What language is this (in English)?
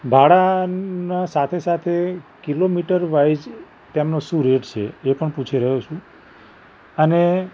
Gujarati